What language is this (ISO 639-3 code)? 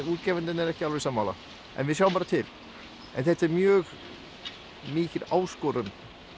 isl